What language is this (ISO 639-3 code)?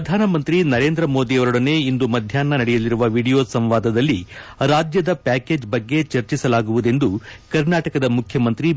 kan